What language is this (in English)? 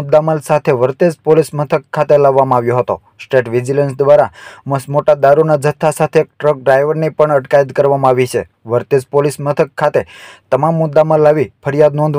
Gujarati